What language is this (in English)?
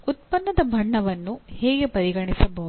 Kannada